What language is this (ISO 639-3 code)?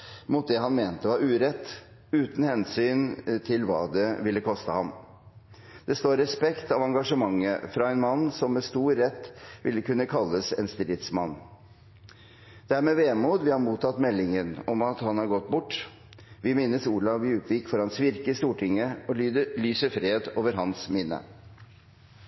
nob